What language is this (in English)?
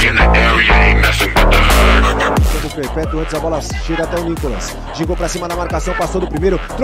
Portuguese